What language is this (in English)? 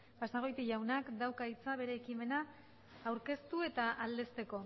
Basque